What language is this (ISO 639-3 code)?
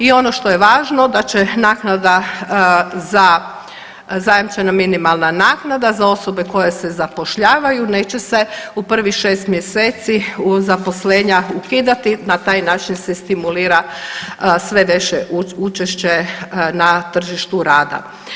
hrv